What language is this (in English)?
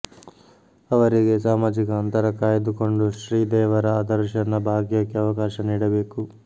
Kannada